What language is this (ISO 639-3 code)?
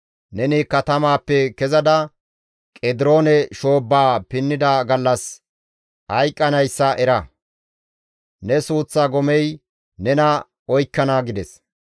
gmv